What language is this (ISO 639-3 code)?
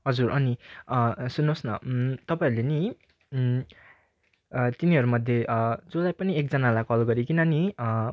nep